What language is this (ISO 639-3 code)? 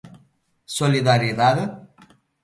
glg